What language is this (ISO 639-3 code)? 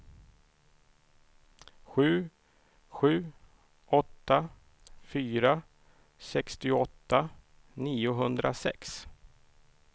swe